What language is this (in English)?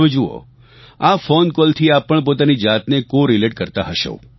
Gujarati